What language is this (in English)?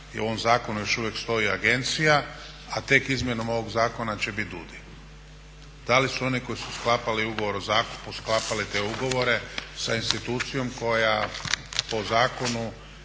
Croatian